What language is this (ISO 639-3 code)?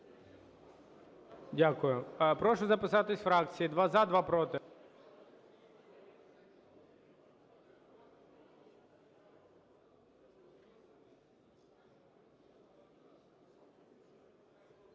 ukr